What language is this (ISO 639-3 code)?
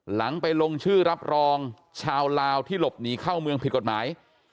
tha